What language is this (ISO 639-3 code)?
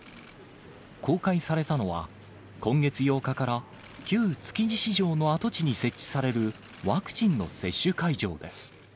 jpn